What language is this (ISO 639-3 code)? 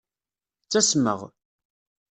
kab